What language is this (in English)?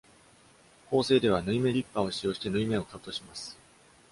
Japanese